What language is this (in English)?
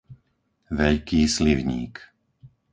Slovak